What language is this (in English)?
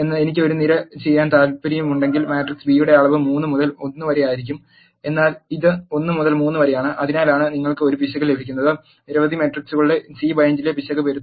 Malayalam